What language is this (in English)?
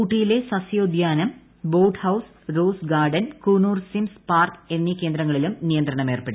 Malayalam